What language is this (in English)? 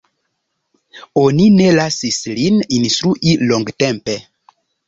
Esperanto